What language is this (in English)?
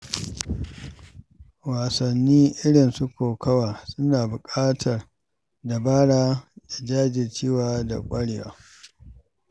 Hausa